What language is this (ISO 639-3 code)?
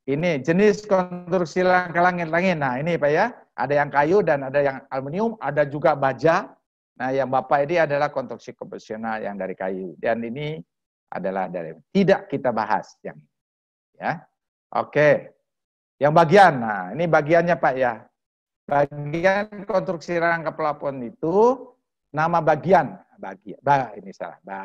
ind